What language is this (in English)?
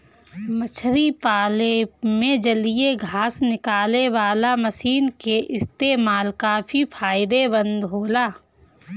Bhojpuri